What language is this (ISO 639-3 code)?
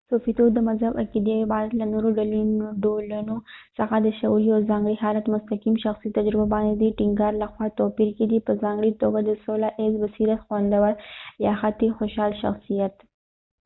pus